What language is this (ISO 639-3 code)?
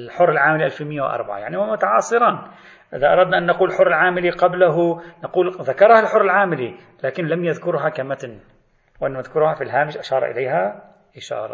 ara